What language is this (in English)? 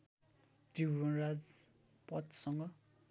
Nepali